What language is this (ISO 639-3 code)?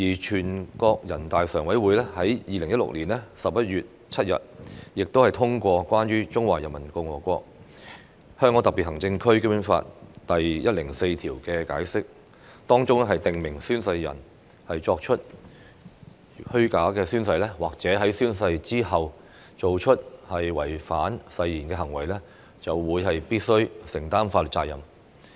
yue